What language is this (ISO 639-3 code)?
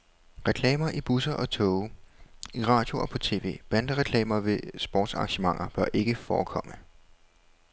dan